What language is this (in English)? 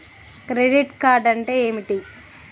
Telugu